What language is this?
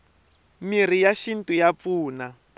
Tsonga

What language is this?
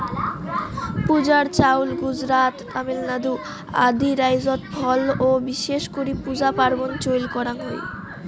Bangla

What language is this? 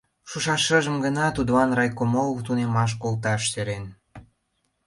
Mari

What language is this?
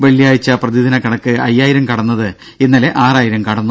Malayalam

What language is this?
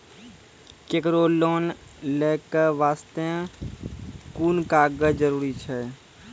Maithili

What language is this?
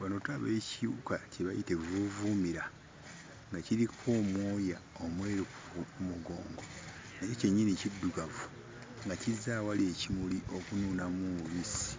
Ganda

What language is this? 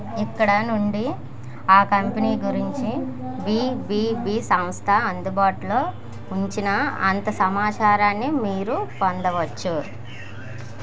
Telugu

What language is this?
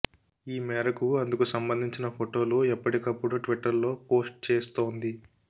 Telugu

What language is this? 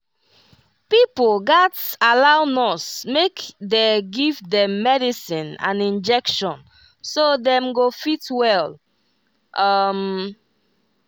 Nigerian Pidgin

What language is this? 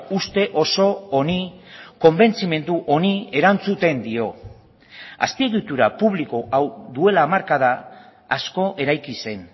Basque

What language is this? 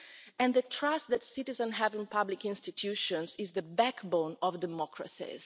English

